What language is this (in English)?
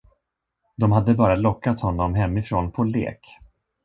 Swedish